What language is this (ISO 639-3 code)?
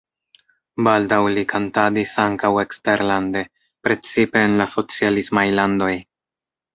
epo